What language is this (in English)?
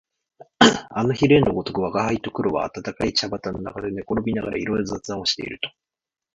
Japanese